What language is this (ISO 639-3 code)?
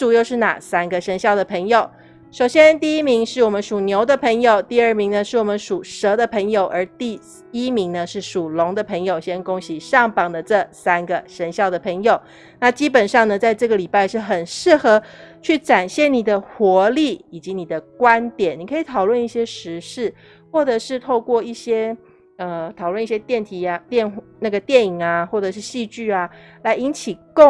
zho